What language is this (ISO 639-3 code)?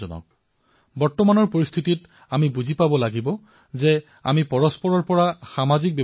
asm